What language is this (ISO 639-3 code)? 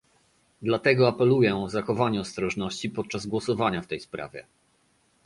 pol